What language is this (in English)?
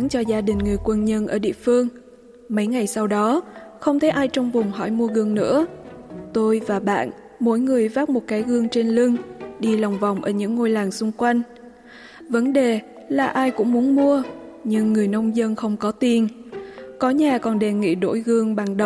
Vietnamese